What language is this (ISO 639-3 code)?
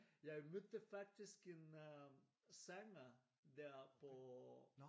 dan